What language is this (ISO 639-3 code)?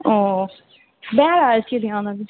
mai